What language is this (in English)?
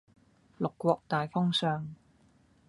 Cantonese